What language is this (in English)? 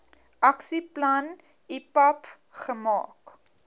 Afrikaans